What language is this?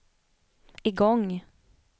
Swedish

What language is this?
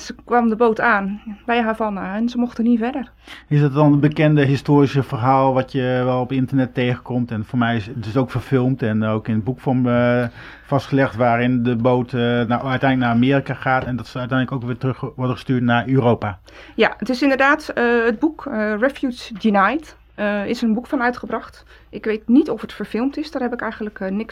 Dutch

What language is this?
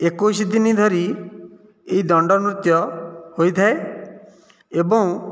Odia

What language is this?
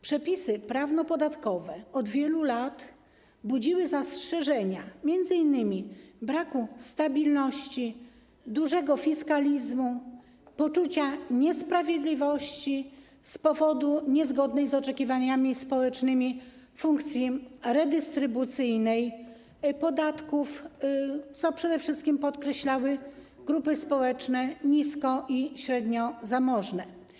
Polish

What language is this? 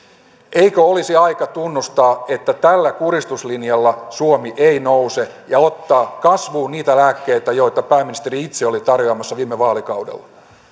Finnish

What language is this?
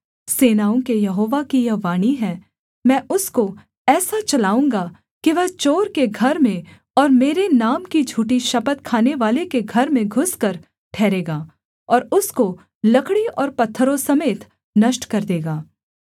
Hindi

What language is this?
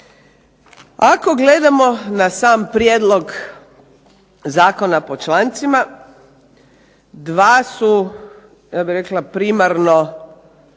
Croatian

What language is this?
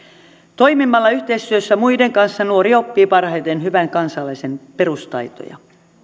Finnish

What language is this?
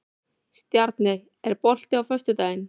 Icelandic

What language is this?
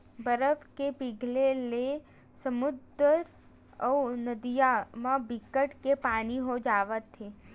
Chhattisgarhi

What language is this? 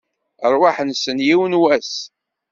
Kabyle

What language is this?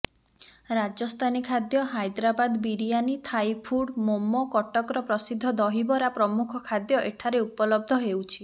Odia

